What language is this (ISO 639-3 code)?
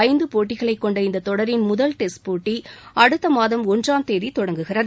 tam